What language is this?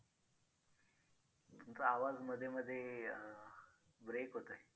Marathi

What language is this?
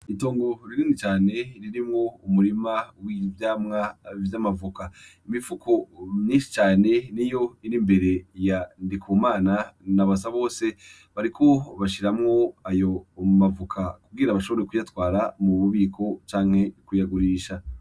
Rundi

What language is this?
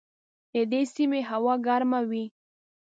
Pashto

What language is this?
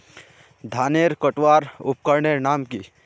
Magahi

